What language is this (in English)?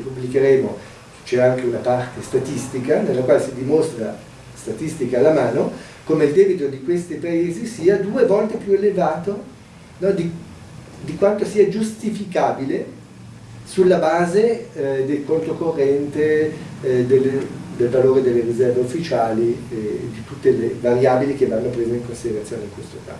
Italian